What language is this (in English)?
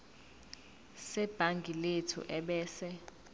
Zulu